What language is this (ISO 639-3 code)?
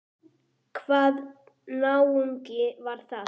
isl